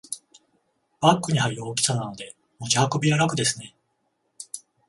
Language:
Japanese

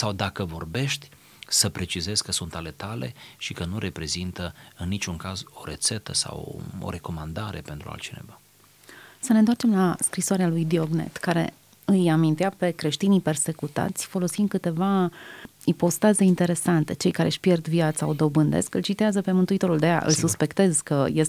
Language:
Romanian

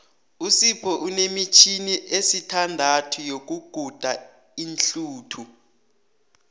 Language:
South Ndebele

